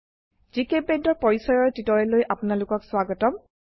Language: Assamese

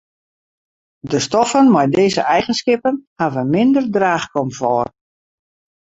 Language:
Western Frisian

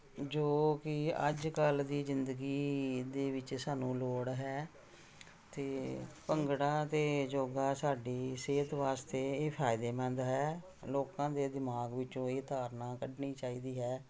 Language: Punjabi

